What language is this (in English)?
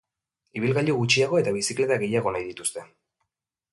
Basque